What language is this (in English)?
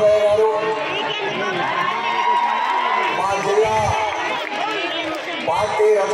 Arabic